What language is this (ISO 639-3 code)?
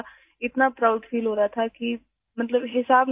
urd